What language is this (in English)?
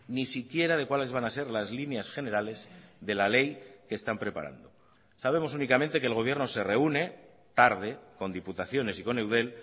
Spanish